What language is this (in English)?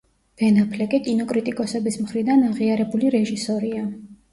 Georgian